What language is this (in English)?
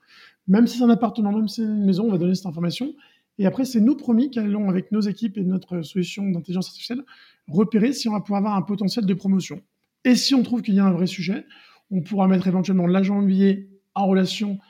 French